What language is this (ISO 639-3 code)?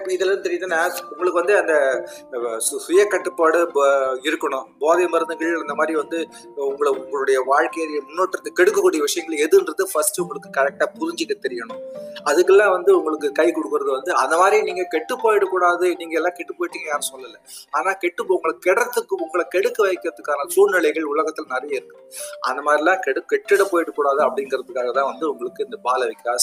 tam